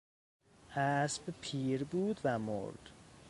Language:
Persian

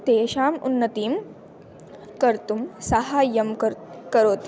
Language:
Sanskrit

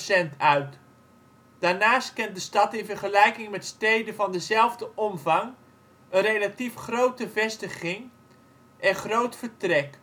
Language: Dutch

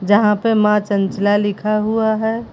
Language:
Hindi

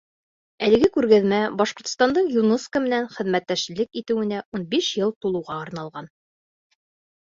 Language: Bashkir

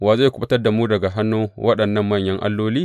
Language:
Hausa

